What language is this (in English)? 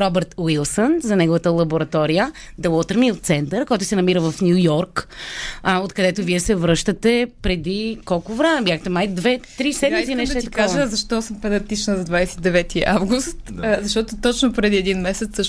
Bulgarian